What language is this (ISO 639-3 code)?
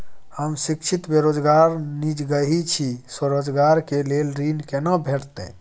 mai